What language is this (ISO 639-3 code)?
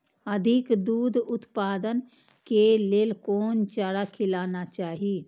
mai